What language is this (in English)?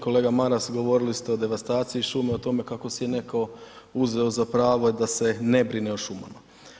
Croatian